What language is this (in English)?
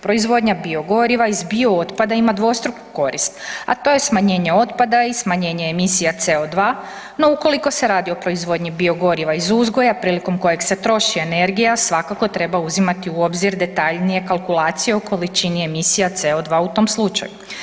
Croatian